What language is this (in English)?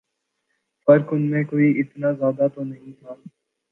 Urdu